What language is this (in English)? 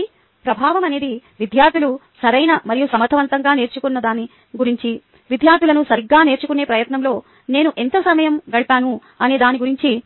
Telugu